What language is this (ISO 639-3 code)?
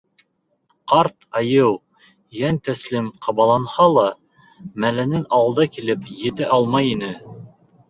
bak